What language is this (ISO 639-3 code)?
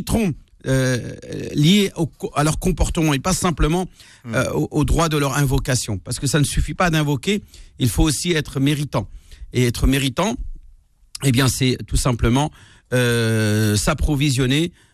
fra